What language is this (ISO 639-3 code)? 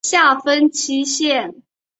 zho